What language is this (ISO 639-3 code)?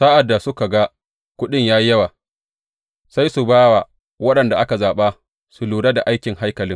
hau